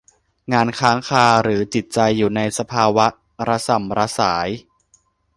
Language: Thai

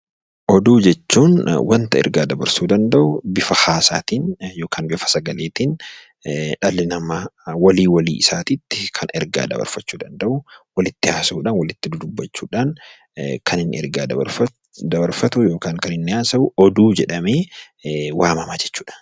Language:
Oromo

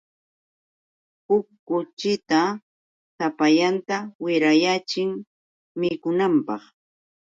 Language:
Yauyos Quechua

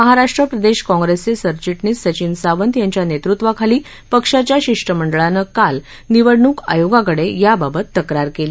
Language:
Marathi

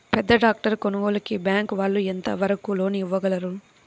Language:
Telugu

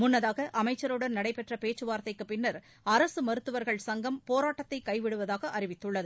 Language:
Tamil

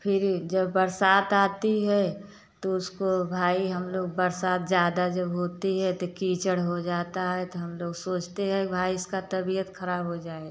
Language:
Hindi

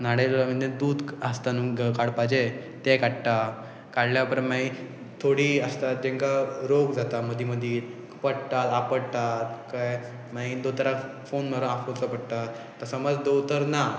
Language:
Konkani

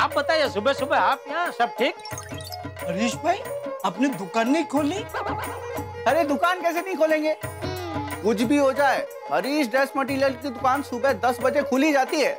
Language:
Hindi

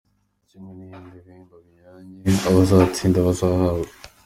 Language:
Kinyarwanda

